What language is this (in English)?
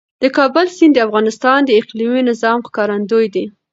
Pashto